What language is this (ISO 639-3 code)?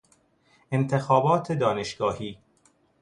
fas